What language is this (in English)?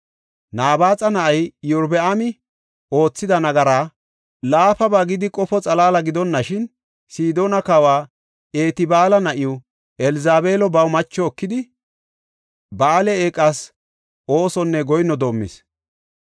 Gofa